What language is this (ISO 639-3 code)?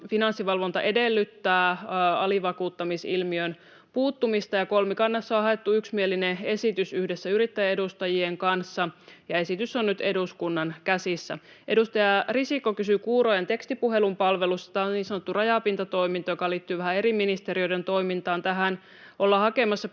fin